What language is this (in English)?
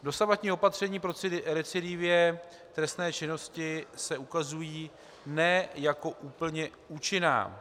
Czech